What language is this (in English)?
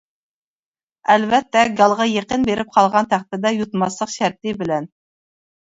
Uyghur